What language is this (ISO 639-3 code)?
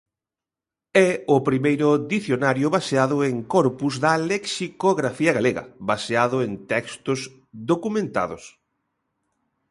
glg